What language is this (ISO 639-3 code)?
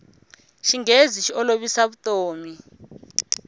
tso